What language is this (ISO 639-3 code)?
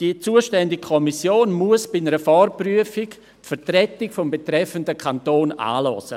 gsw